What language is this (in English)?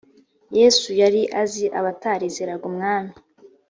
Kinyarwanda